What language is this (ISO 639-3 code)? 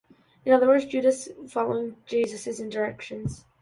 eng